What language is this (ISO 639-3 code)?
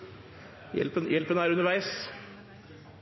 nor